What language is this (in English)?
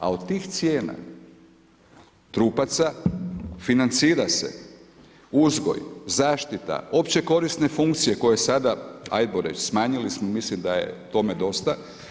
Croatian